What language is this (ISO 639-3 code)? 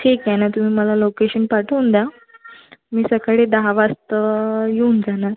mar